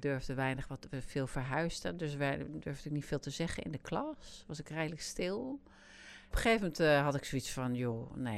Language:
Dutch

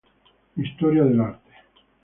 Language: Spanish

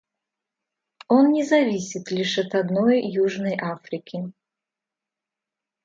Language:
Russian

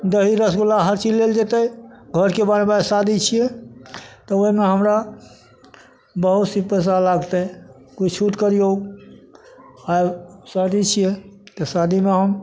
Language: Maithili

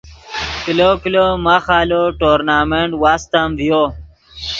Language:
Yidgha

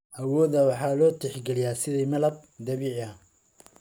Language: Somali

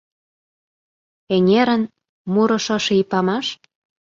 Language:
Mari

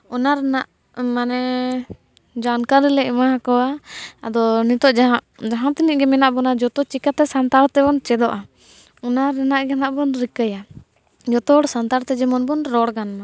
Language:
Santali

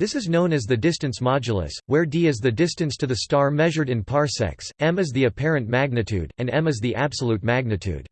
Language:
English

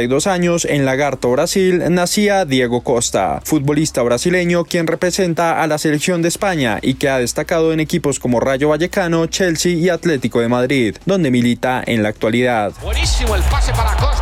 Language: Spanish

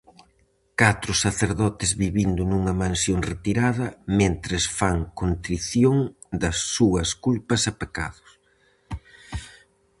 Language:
Galician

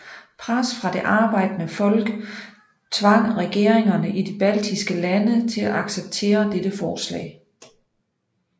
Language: Danish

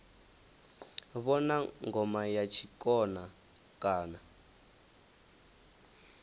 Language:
Venda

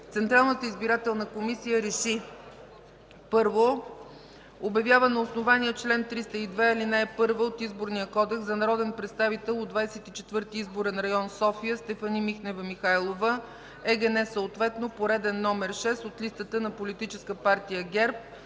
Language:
Bulgarian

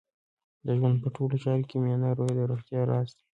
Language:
Pashto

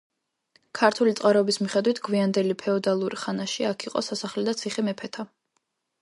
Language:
Georgian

